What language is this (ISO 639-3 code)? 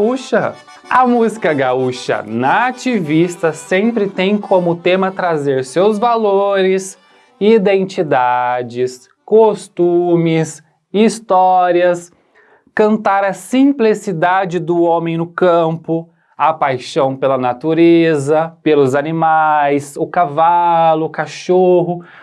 por